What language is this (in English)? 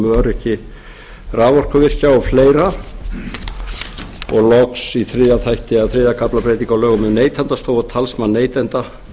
Icelandic